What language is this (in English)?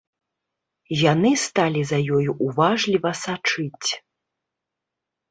Belarusian